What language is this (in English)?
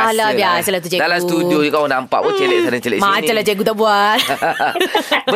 Malay